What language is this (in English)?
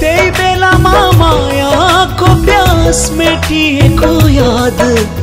Hindi